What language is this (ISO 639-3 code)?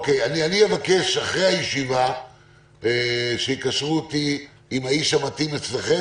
heb